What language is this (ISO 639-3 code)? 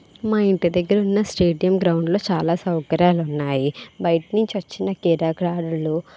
tel